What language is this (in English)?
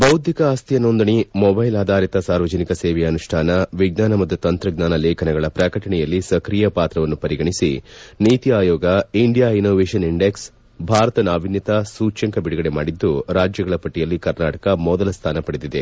Kannada